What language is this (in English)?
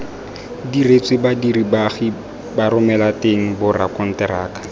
Tswana